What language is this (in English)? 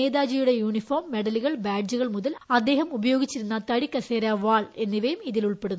Malayalam